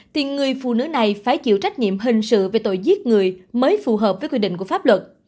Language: Vietnamese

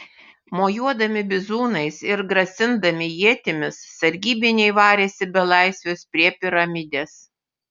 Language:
Lithuanian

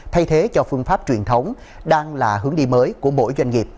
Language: Vietnamese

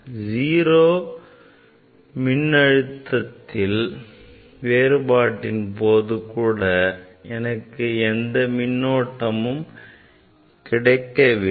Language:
Tamil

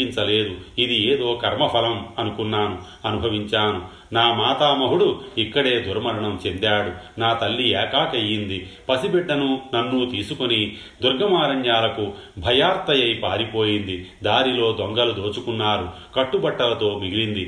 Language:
Telugu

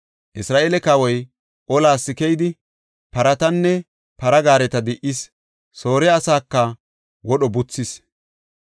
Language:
Gofa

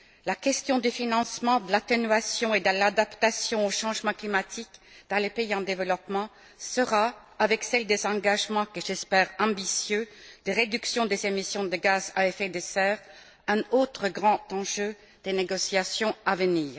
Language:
French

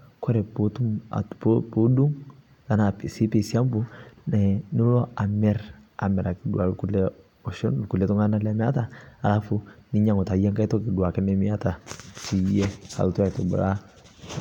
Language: Masai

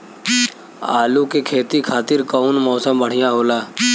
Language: Bhojpuri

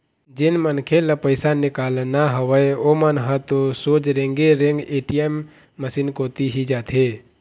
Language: Chhattisgarhi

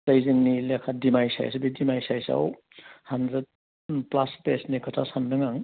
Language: Bodo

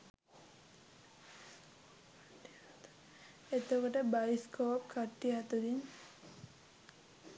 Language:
Sinhala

